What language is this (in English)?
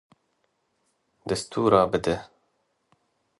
Kurdish